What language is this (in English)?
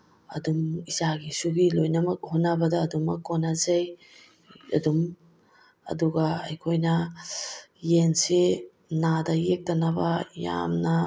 Manipuri